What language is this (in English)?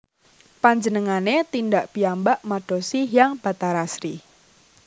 Javanese